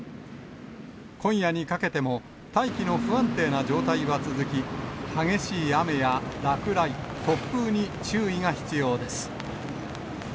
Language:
Japanese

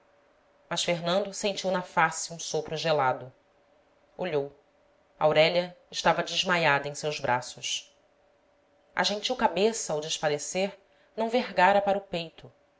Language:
Portuguese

